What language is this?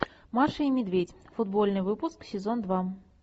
Russian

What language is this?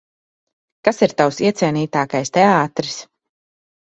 Latvian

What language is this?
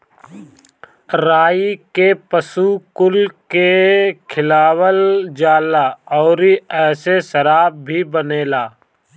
Bhojpuri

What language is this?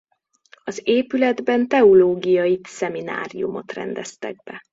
Hungarian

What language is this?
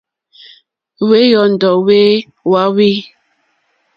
Mokpwe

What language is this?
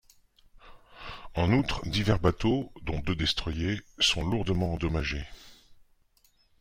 French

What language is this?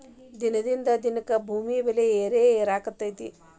Kannada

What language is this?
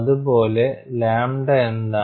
Malayalam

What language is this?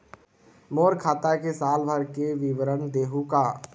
Chhattisgarhi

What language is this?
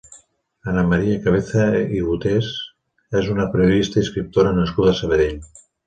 Catalan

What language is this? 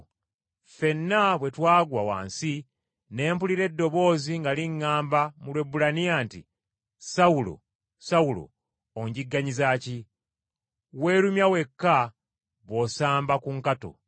Ganda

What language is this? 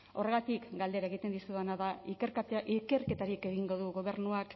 Basque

